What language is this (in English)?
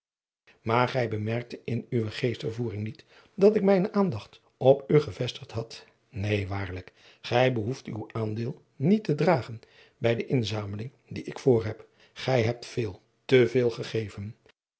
Dutch